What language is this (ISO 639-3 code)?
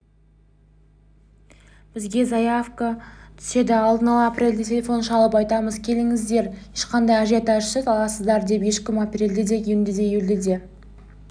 kaz